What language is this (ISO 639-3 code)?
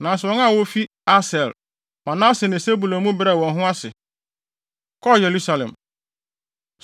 aka